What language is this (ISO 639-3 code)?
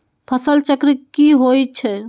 mag